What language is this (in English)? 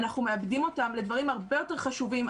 Hebrew